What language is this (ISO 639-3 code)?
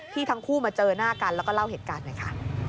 tha